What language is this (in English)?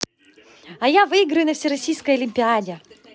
Russian